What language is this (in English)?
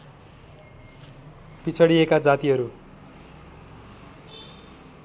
Nepali